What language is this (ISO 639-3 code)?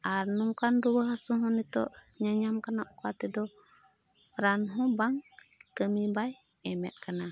sat